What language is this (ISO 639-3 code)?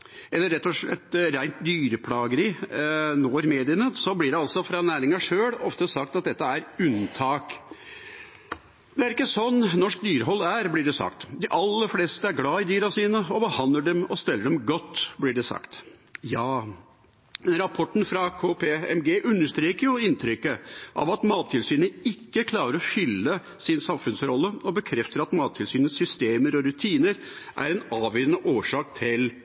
nob